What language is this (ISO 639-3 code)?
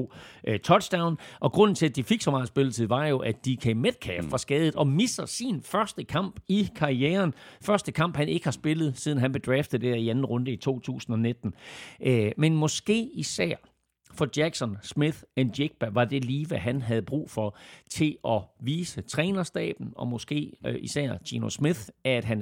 dan